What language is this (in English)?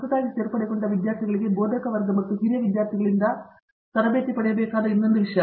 Kannada